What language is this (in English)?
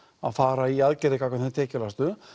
Icelandic